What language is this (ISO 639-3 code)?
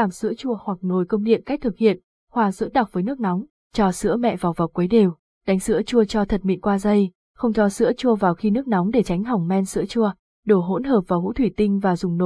vie